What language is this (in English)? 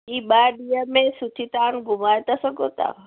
Sindhi